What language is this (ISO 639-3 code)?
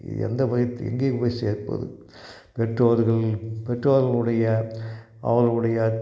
tam